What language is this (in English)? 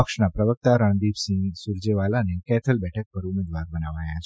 Gujarati